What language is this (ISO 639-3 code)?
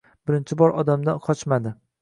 uzb